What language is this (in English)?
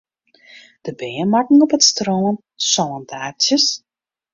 Western Frisian